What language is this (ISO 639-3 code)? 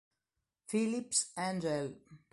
ita